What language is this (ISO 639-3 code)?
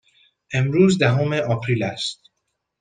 fas